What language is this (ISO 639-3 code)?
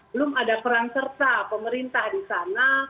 ind